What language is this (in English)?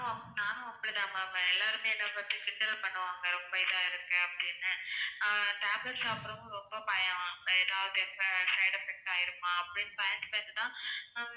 Tamil